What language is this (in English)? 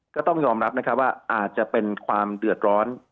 Thai